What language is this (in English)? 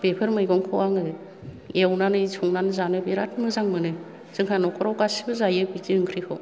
Bodo